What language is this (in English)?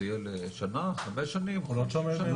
Hebrew